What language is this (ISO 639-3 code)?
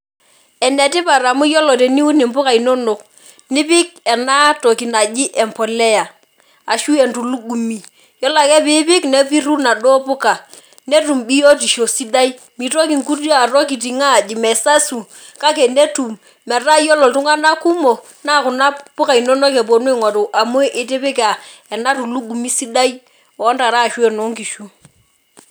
mas